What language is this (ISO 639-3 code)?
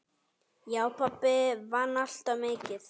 isl